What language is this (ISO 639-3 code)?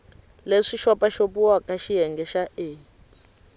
tso